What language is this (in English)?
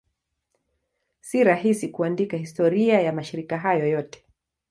Swahili